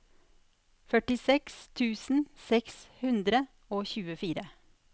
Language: Norwegian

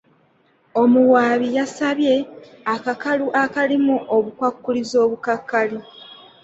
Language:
Ganda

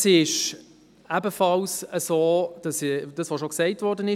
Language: Swiss German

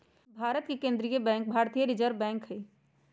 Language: Magahi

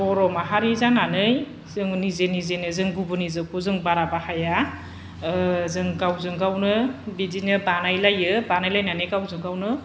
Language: Bodo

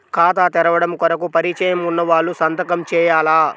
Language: Telugu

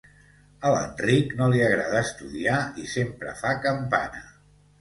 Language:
Catalan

